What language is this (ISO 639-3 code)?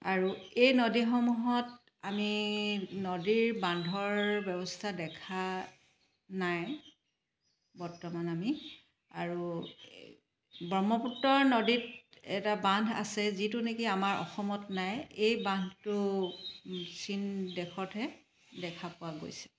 asm